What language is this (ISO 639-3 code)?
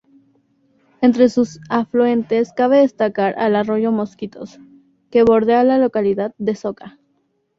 spa